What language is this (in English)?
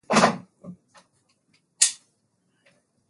Swahili